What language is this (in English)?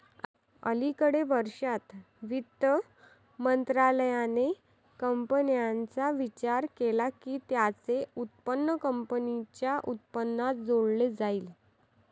Marathi